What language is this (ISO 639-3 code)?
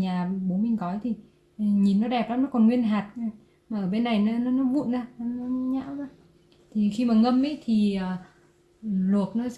vie